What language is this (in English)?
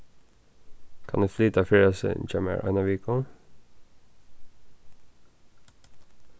Faroese